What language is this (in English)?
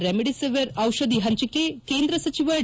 Kannada